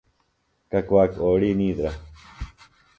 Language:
Phalura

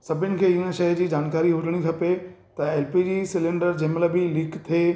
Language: Sindhi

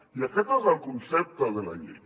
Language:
Catalan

